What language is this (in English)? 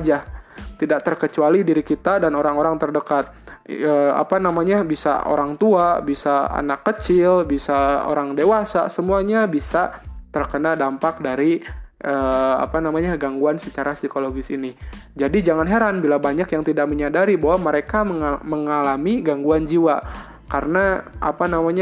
Indonesian